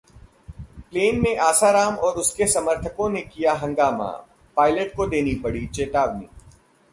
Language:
Hindi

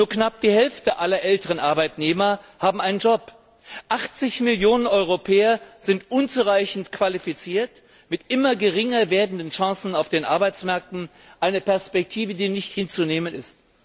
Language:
German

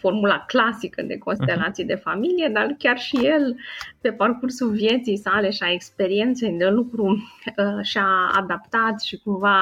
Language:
Romanian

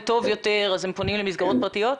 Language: Hebrew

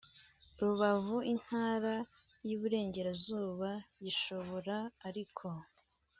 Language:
Kinyarwanda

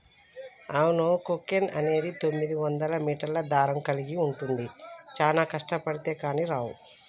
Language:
Telugu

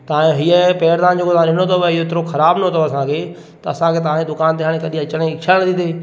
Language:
Sindhi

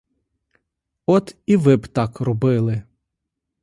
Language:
Ukrainian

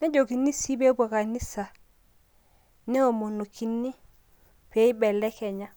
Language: Masai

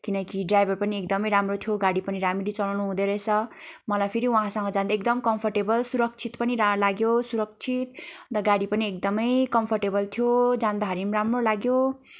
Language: Nepali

